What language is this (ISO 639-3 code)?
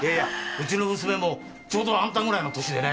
jpn